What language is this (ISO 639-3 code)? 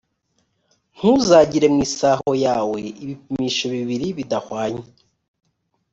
kin